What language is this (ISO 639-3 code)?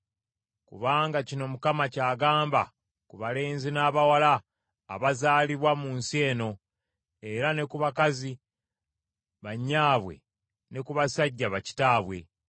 lug